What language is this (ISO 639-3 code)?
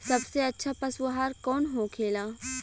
bho